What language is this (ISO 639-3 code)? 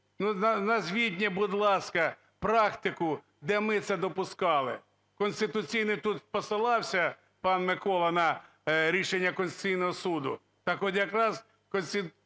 ukr